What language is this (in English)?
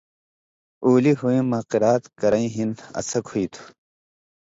Indus Kohistani